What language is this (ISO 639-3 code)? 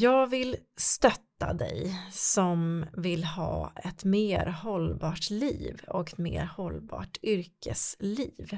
swe